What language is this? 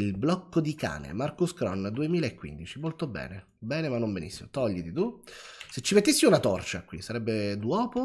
Italian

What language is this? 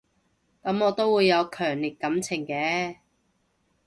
Cantonese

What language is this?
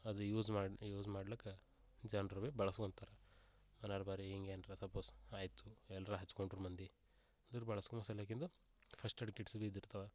Kannada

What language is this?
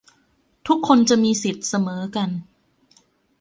Thai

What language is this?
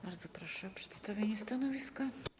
Polish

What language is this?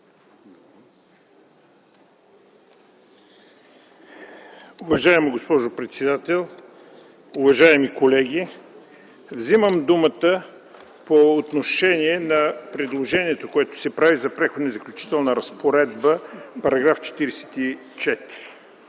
Bulgarian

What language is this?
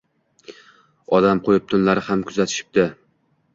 Uzbek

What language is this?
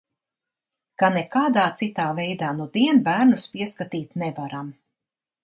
Latvian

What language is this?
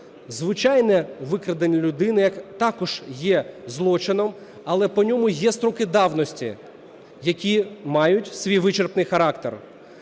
Ukrainian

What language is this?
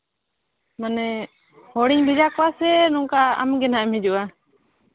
Santali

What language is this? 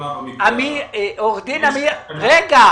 Hebrew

